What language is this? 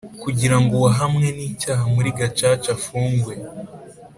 Kinyarwanda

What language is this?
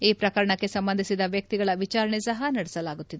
Kannada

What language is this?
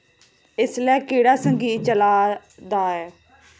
Dogri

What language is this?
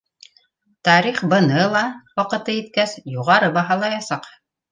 Bashkir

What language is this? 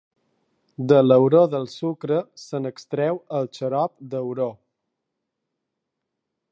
Catalan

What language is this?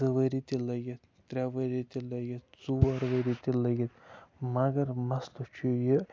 Kashmiri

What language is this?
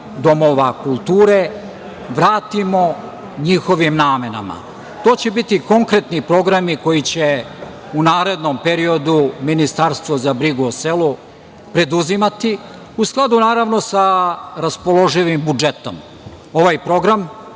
Serbian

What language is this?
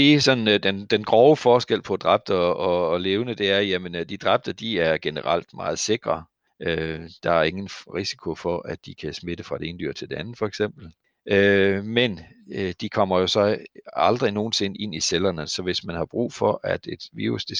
Danish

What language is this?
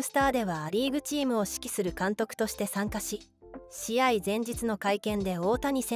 Japanese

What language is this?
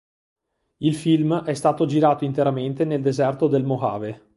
Italian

